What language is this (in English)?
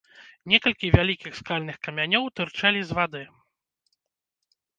Belarusian